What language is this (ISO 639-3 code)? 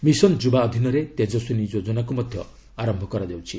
ori